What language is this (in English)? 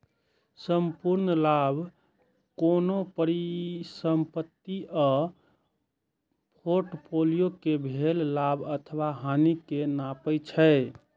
Maithili